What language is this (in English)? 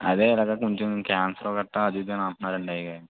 Telugu